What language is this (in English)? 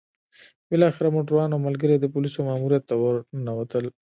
Pashto